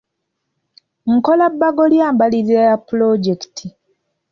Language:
Ganda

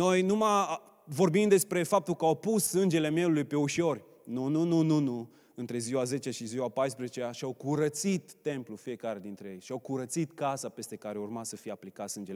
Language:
Romanian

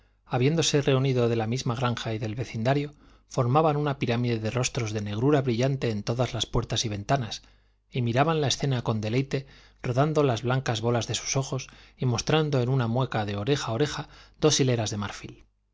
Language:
Spanish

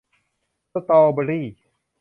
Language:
Thai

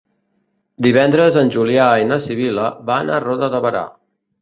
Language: Catalan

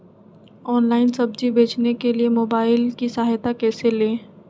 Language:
Magahi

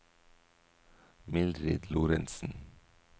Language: Norwegian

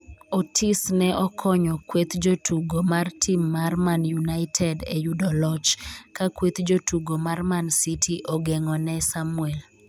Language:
Luo (Kenya and Tanzania)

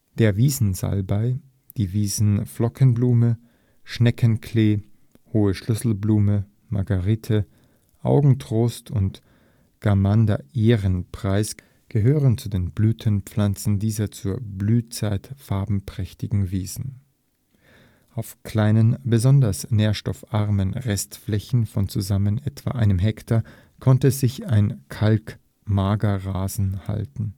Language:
German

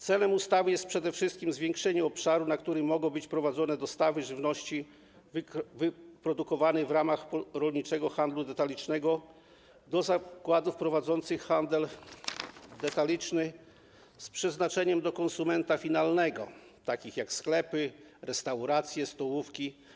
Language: Polish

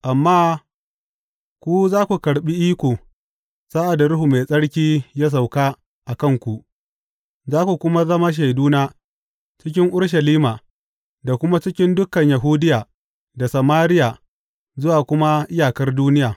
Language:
Hausa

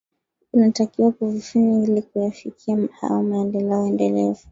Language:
Swahili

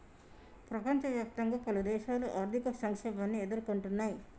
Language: Telugu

